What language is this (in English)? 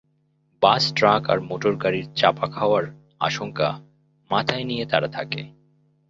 Bangla